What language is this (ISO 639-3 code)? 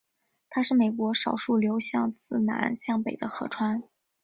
zho